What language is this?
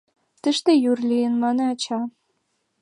Mari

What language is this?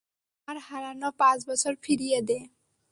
Bangla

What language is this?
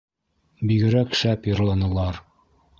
Bashkir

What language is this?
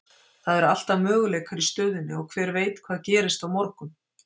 Icelandic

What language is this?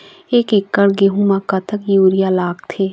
Chhattisgarhi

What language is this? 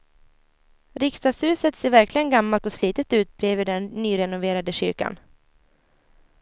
Swedish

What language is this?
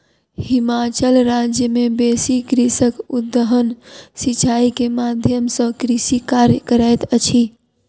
Maithili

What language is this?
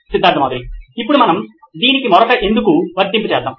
Telugu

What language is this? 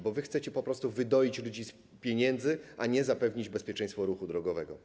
Polish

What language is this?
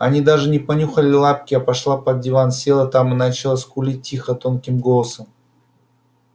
Russian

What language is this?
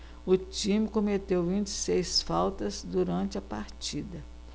Portuguese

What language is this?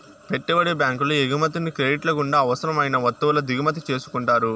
Telugu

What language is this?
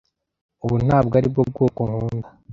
Kinyarwanda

